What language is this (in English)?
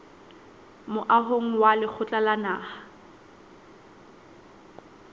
Southern Sotho